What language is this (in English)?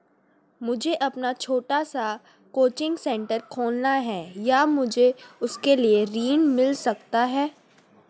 Hindi